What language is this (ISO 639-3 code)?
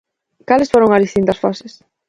glg